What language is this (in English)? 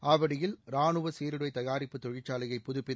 Tamil